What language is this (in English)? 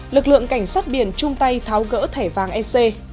Vietnamese